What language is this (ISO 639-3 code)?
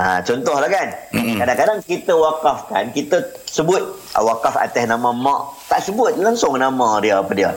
msa